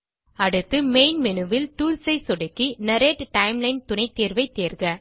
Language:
Tamil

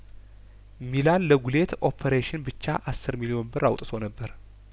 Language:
Amharic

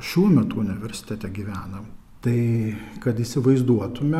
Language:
Lithuanian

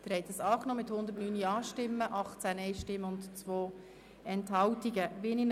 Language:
Swiss German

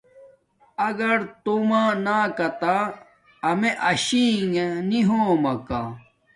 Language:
Domaaki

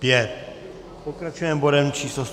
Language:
Czech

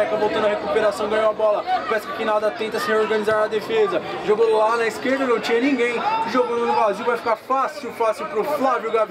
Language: Portuguese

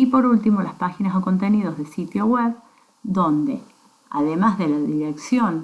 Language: Spanish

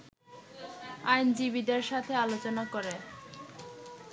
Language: Bangla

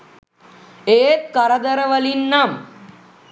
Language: Sinhala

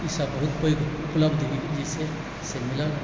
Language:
Maithili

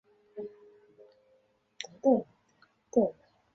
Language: Chinese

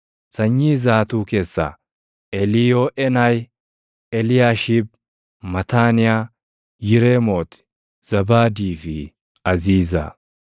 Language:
Oromo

